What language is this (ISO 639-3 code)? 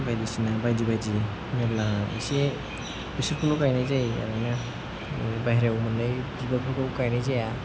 brx